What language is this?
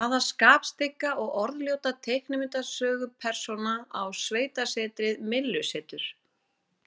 Icelandic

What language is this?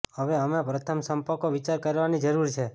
Gujarati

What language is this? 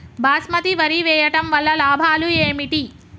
Telugu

